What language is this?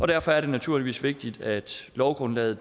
Danish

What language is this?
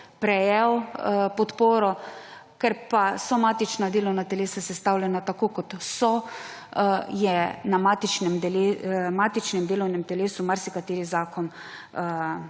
Slovenian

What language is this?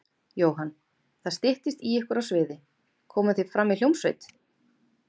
Icelandic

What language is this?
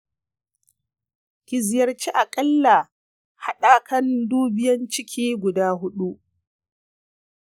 Hausa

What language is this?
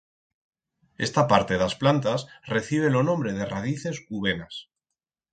Aragonese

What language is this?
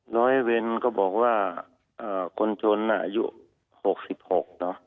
Thai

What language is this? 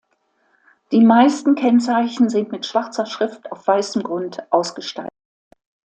German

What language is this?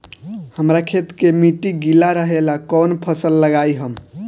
Bhojpuri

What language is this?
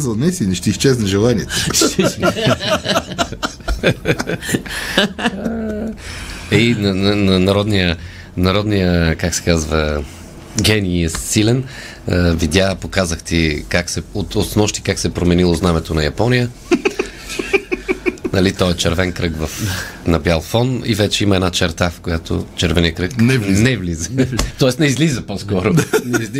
Bulgarian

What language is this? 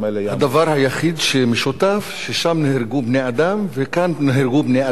Hebrew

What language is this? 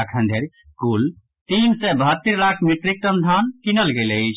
Maithili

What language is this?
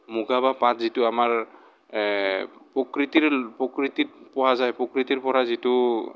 Assamese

